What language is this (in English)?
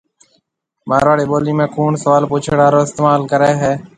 Marwari (Pakistan)